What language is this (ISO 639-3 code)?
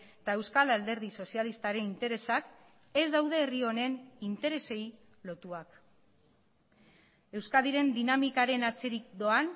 eus